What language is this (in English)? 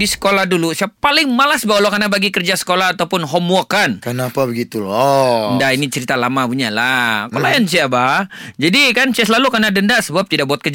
Malay